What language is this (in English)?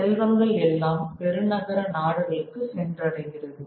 Tamil